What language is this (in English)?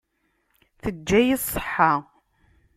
Kabyle